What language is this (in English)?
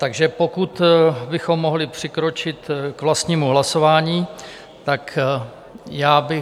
Czech